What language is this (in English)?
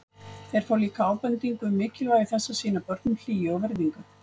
Icelandic